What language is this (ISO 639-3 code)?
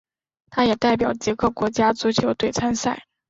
zho